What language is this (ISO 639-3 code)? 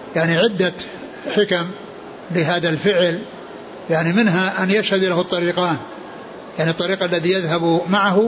ara